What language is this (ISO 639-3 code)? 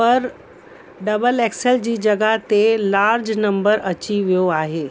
snd